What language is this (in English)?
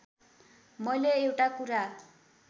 Nepali